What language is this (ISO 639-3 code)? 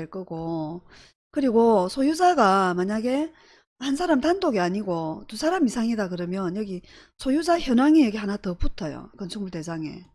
kor